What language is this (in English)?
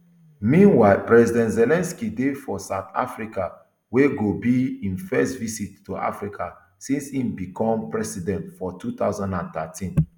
Nigerian Pidgin